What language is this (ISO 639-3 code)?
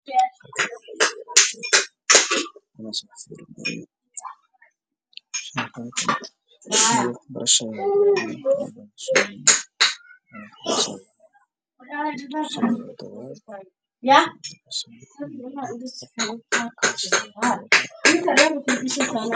som